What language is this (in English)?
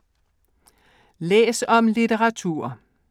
Danish